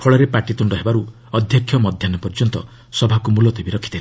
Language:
Odia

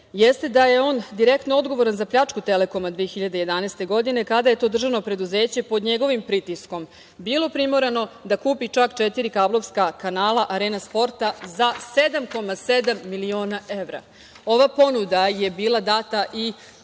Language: Serbian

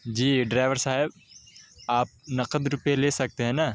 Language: Urdu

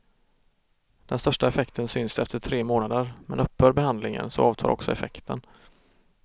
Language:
Swedish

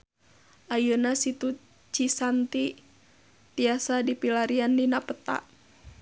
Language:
Sundanese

